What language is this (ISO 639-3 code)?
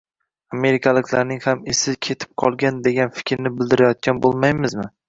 uzb